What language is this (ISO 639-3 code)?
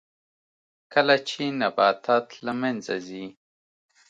pus